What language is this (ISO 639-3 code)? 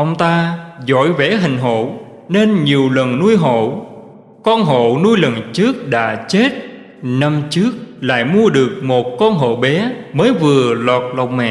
vie